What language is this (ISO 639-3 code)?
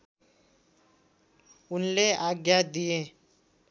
nep